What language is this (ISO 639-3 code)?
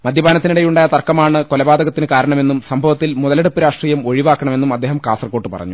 mal